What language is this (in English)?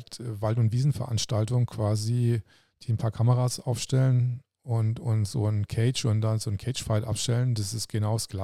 German